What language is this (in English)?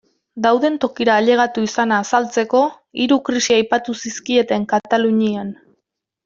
Basque